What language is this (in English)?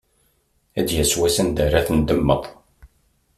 Kabyle